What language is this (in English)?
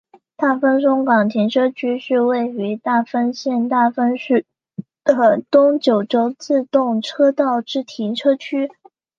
Chinese